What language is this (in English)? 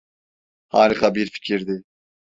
Turkish